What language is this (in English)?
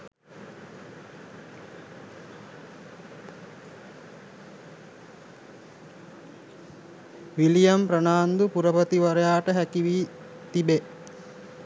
Sinhala